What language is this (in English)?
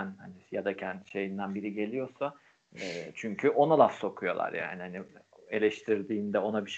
Turkish